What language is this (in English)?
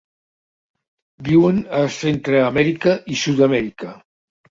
Catalan